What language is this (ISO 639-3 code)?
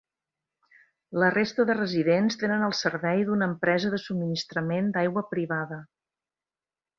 cat